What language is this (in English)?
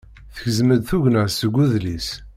Kabyle